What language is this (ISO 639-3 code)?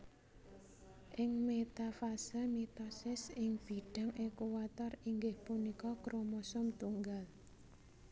jav